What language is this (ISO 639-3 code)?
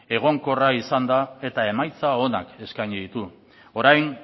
eus